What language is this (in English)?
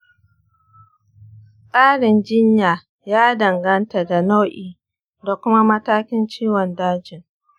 Hausa